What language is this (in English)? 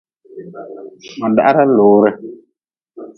Nawdm